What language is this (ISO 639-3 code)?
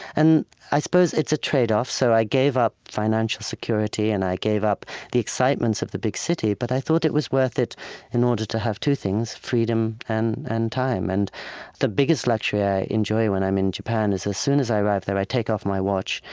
eng